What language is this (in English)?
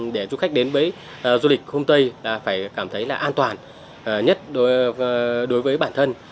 Vietnamese